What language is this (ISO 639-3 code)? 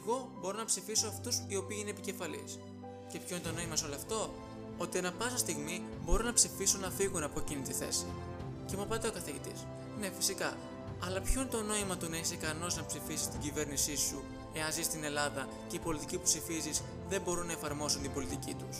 ell